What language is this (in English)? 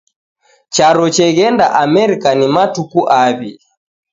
Taita